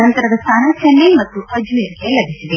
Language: Kannada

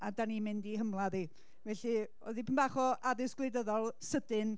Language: Welsh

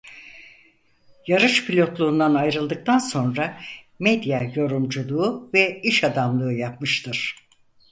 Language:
Turkish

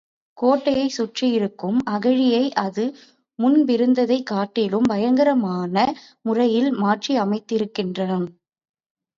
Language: Tamil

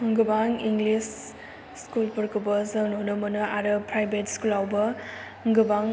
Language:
Bodo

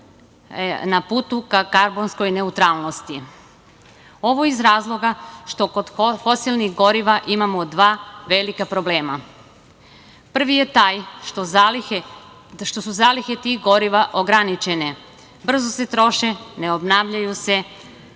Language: Serbian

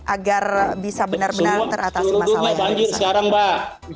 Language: Indonesian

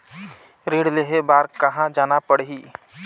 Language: Chhattisgarhi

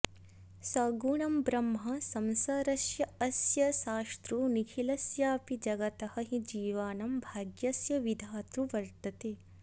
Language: Sanskrit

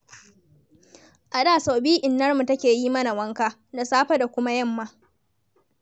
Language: Hausa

